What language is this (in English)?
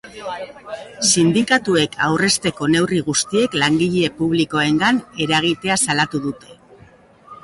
Basque